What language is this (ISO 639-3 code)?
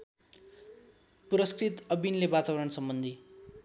nep